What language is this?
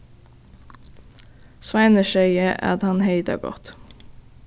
Faroese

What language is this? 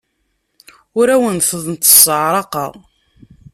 Kabyle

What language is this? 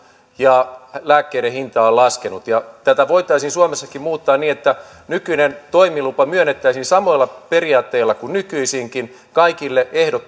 Finnish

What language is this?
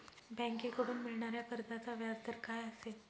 Marathi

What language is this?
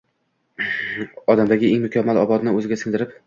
Uzbek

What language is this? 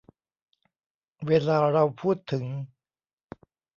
Thai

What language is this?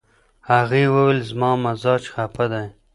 Pashto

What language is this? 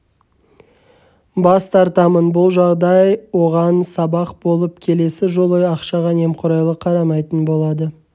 Kazakh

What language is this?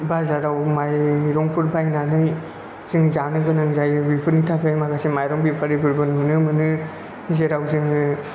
Bodo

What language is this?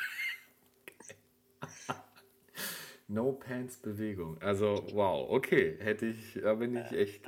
German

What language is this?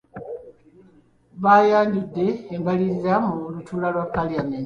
Ganda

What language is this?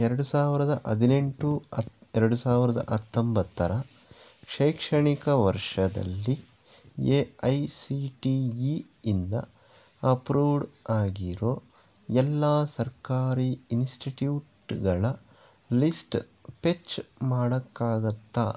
Kannada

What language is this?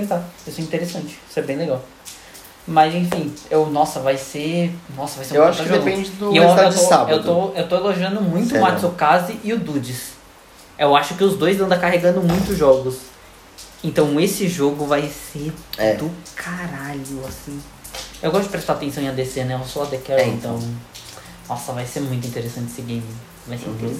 Portuguese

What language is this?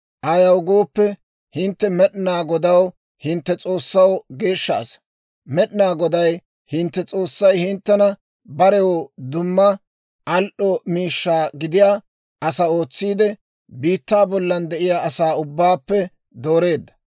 Dawro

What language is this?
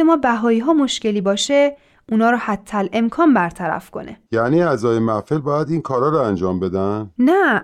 Persian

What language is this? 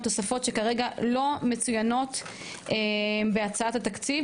Hebrew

